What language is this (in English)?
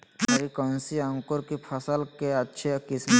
Magahi